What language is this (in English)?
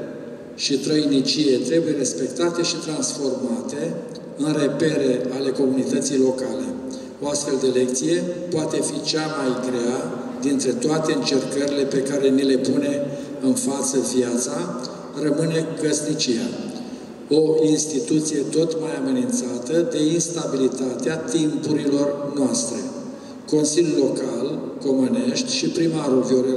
Romanian